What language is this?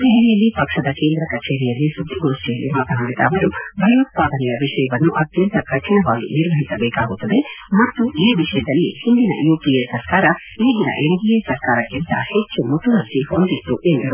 Kannada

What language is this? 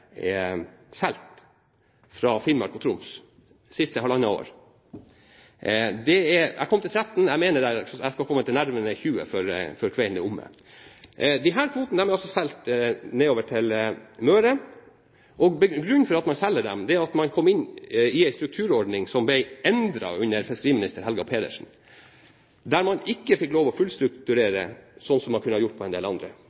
Norwegian Bokmål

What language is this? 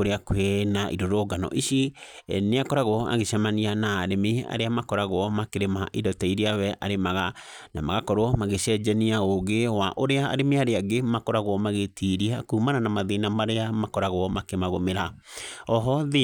Kikuyu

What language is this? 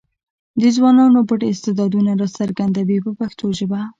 Pashto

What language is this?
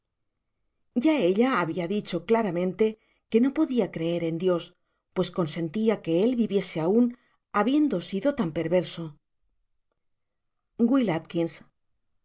Spanish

